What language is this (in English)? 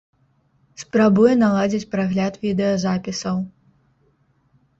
Belarusian